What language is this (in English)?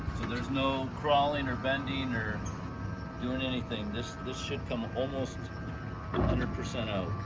English